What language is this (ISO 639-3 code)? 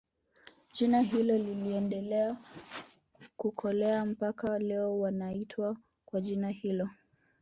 swa